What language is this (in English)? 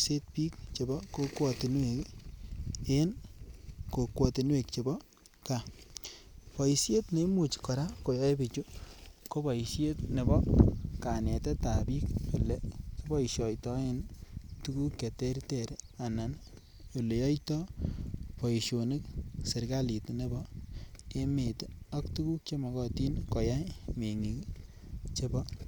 Kalenjin